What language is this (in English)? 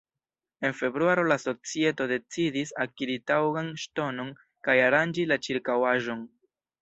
Esperanto